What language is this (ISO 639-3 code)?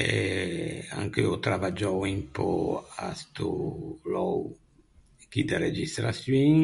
lij